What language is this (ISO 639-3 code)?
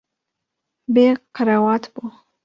kur